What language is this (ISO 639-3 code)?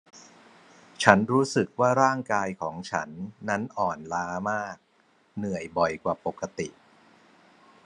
tha